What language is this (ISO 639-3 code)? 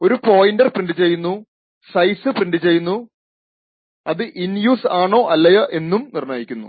mal